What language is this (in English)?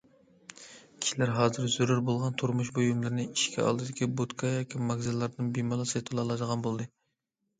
Uyghur